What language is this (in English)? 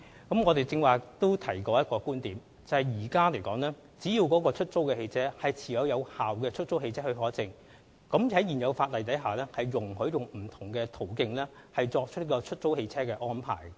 Cantonese